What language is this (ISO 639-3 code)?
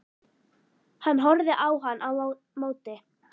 isl